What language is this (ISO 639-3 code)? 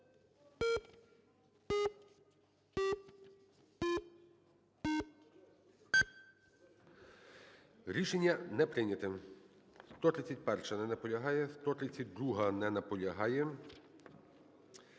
ukr